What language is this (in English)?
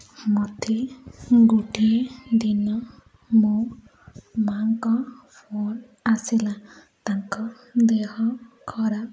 Odia